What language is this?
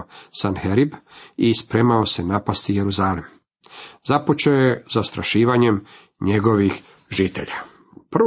Croatian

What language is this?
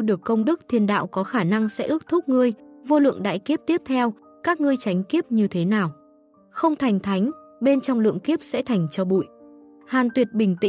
Vietnamese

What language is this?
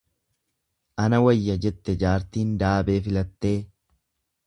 Oromo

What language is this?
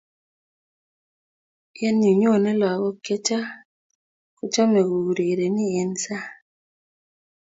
Kalenjin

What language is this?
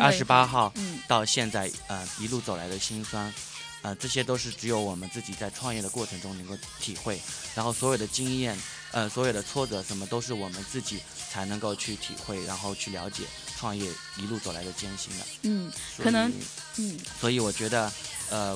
Chinese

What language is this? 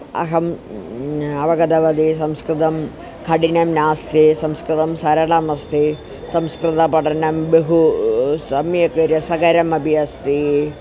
Sanskrit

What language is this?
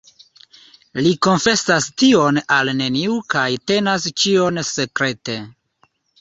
Esperanto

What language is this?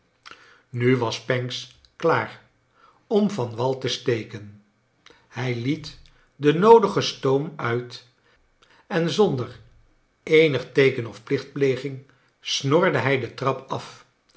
Dutch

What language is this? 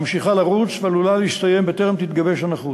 Hebrew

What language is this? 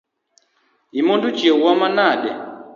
Luo (Kenya and Tanzania)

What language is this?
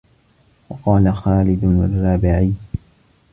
Arabic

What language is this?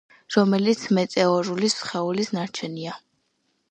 Georgian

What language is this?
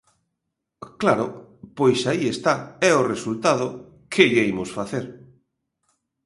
Galician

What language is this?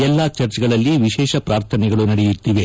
Kannada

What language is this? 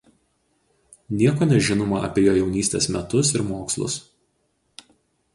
Lithuanian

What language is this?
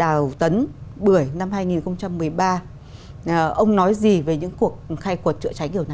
Vietnamese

